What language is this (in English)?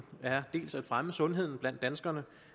Danish